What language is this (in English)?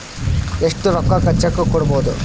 Kannada